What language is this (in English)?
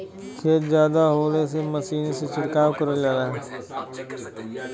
Bhojpuri